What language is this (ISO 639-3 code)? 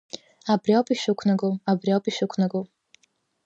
abk